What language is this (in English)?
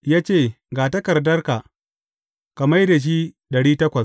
Hausa